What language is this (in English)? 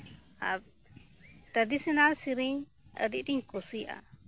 Santali